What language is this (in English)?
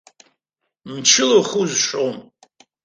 Abkhazian